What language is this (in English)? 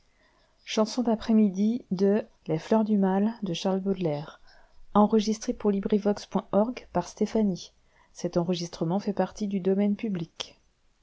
French